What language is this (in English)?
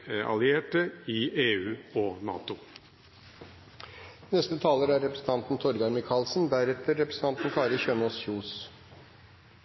Norwegian Bokmål